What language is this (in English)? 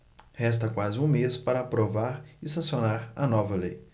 Portuguese